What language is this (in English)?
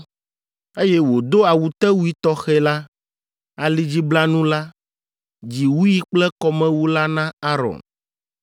Ewe